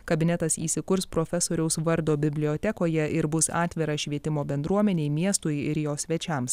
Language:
Lithuanian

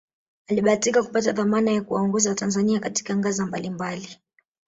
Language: Swahili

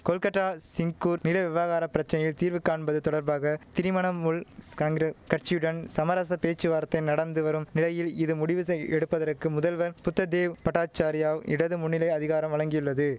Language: Tamil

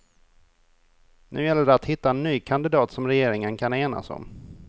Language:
Swedish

